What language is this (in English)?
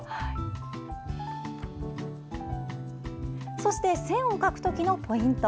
Japanese